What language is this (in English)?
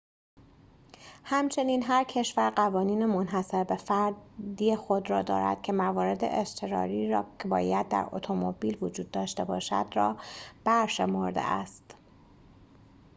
Persian